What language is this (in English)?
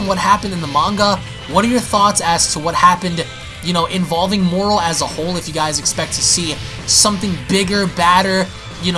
English